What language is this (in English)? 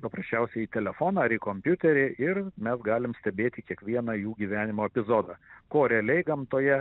Lithuanian